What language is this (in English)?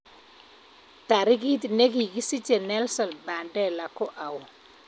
Kalenjin